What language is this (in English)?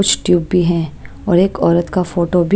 Hindi